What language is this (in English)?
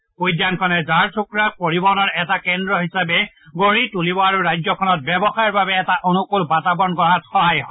Assamese